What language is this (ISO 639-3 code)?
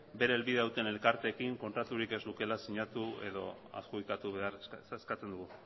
eus